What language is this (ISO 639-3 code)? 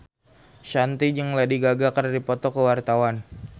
sun